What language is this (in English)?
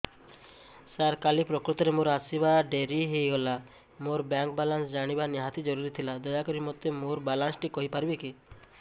Odia